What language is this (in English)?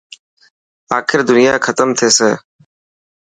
Dhatki